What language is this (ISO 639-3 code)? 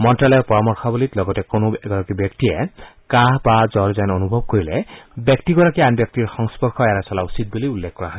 asm